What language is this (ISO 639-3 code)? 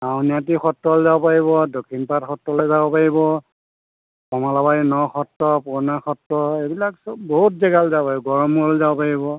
asm